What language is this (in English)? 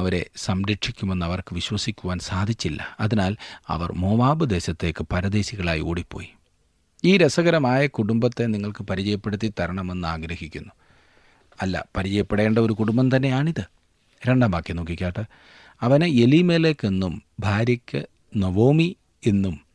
Malayalam